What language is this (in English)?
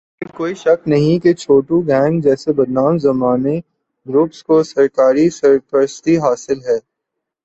Urdu